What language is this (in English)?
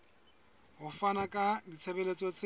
Southern Sotho